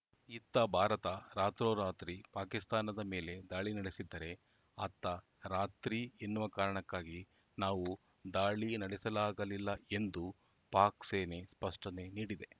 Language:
Kannada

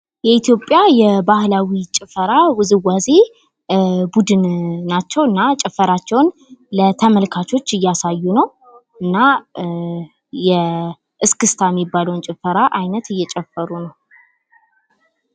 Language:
Amharic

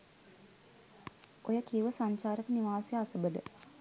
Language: Sinhala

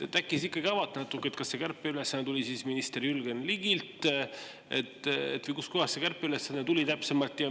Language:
Estonian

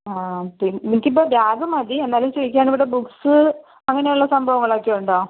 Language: Malayalam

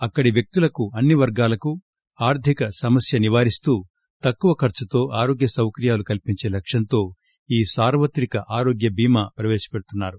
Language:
Telugu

